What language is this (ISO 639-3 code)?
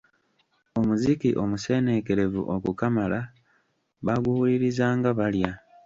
lug